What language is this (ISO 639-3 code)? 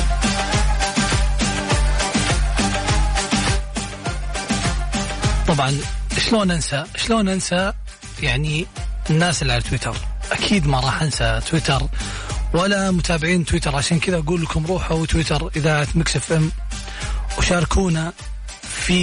ara